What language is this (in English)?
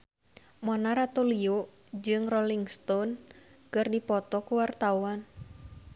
Sundanese